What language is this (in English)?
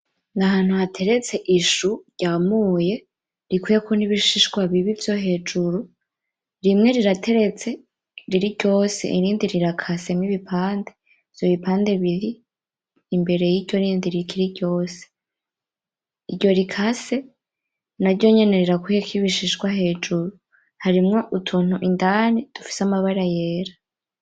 Rundi